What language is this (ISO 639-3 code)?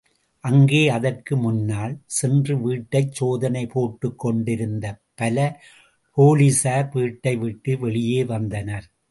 tam